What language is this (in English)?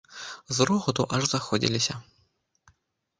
Belarusian